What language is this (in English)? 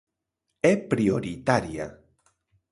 Galician